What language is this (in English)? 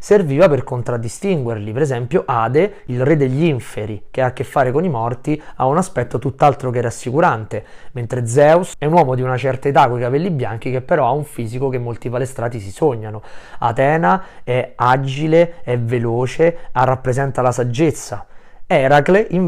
Italian